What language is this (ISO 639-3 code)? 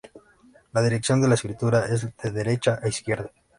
spa